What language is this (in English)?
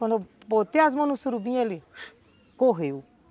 Portuguese